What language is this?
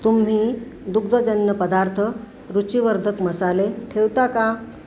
Marathi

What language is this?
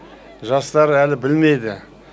Kazakh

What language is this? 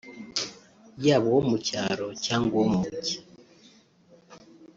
Kinyarwanda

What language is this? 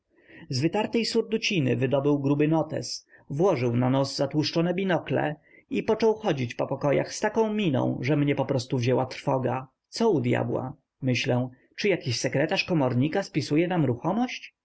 Polish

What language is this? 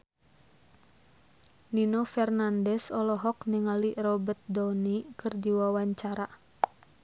Sundanese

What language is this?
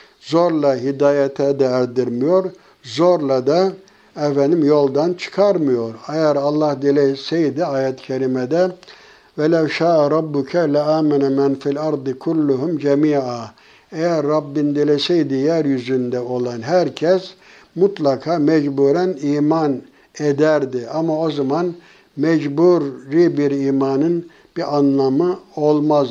Turkish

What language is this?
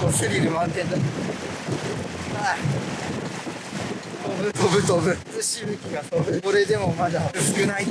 Japanese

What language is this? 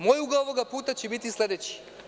Serbian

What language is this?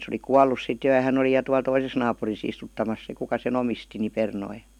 Finnish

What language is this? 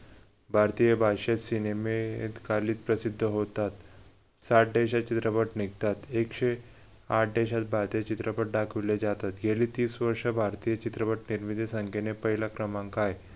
Marathi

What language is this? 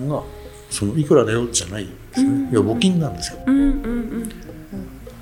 Japanese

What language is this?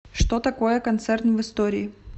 Russian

